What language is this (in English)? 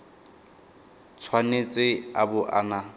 Tswana